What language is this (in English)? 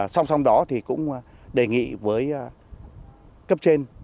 Vietnamese